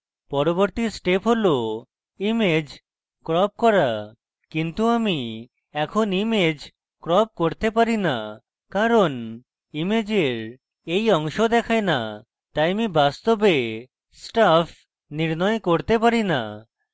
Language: Bangla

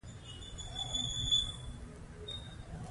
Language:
Pashto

